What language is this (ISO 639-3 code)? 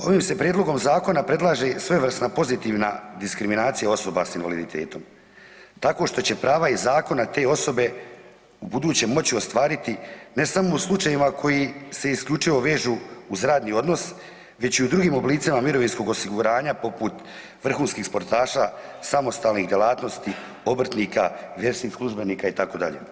hrv